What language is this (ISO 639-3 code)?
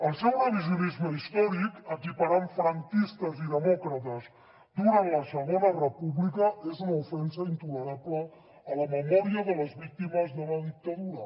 cat